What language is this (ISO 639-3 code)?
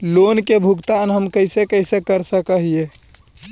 mag